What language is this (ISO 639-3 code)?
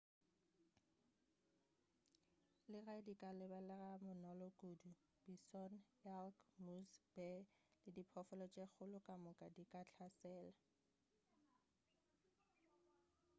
nso